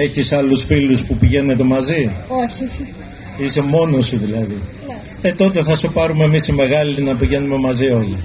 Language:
Greek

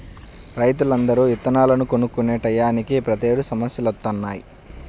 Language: Telugu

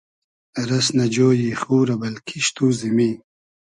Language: Hazaragi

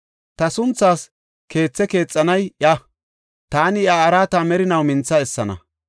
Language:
Gofa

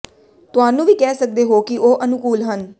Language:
Punjabi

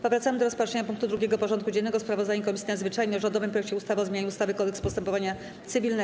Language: Polish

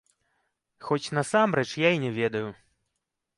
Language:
Belarusian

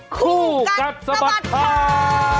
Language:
Thai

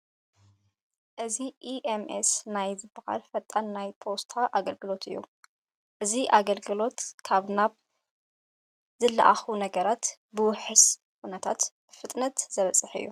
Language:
Tigrinya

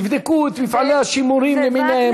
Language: Hebrew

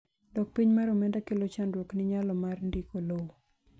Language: Luo (Kenya and Tanzania)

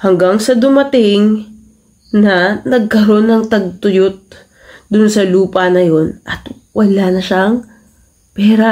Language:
Filipino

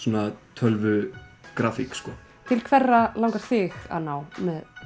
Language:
Icelandic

